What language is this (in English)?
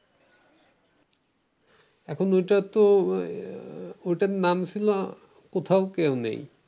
Bangla